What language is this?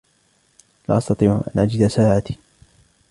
Arabic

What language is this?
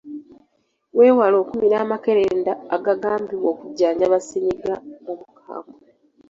Ganda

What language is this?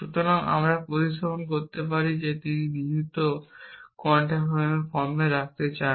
Bangla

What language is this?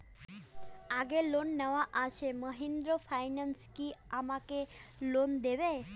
Bangla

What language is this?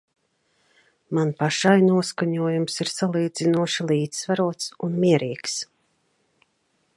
Latvian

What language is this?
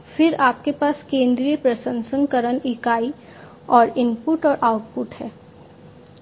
Hindi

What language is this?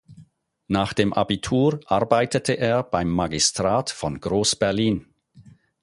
German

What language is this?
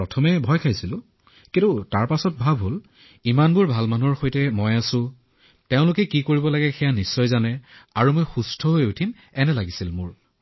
Assamese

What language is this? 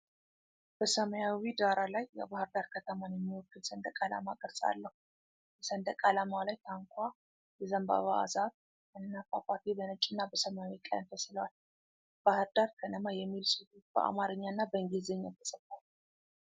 Amharic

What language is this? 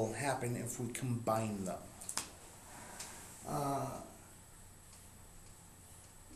English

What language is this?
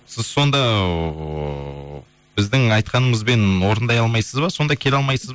Kazakh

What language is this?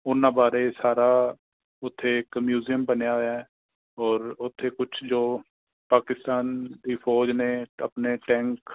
Punjabi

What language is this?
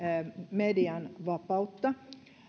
Finnish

